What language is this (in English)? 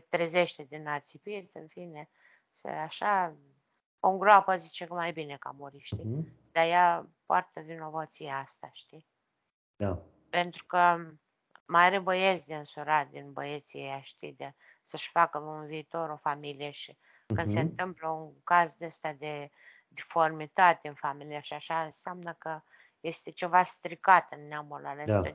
Romanian